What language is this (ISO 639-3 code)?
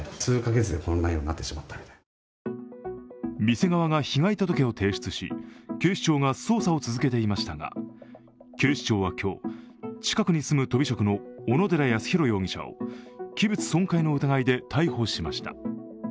jpn